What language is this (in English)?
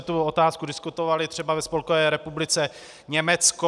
Czech